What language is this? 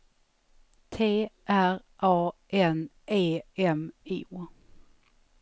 Swedish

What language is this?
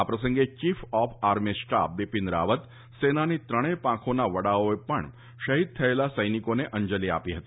Gujarati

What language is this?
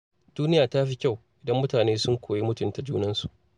Hausa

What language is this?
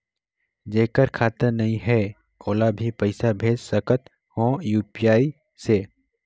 Chhattisgarhi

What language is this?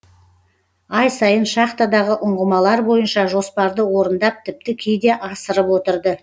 Kazakh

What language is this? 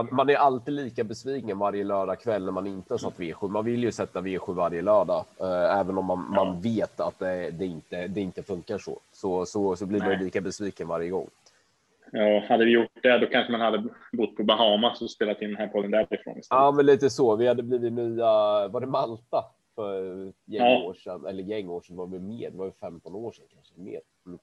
Swedish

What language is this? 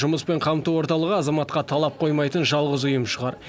Kazakh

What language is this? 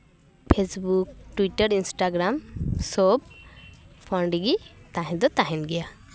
Santali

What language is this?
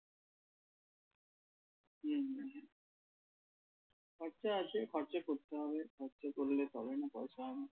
Bangla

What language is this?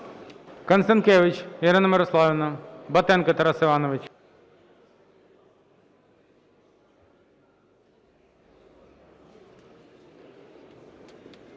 Ukrainian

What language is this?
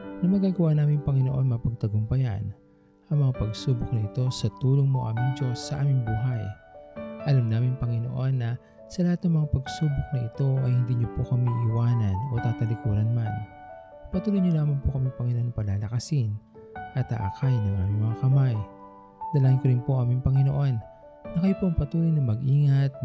Filipino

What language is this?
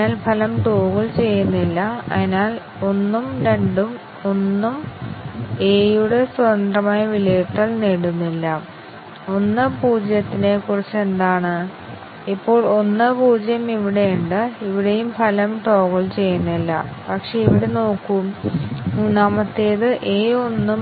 Malayalam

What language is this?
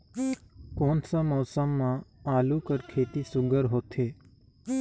Chhattisgarhi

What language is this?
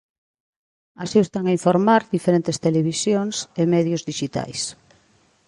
Galician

